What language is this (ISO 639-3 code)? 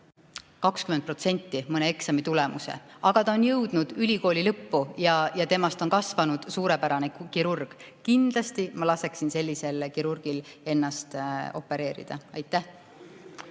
est